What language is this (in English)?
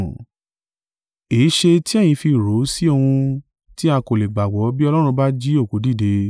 Yoruba